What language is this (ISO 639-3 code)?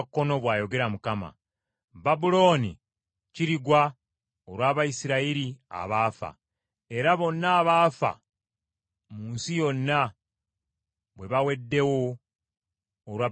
lug